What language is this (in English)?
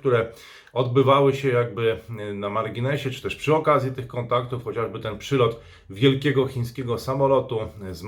Polish